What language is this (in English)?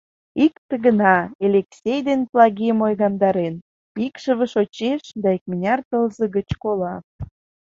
Mari